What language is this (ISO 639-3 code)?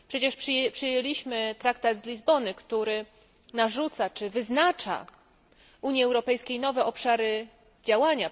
pol